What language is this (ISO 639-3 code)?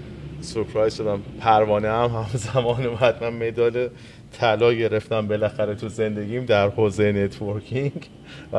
fas